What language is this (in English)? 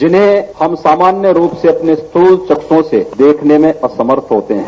Hindi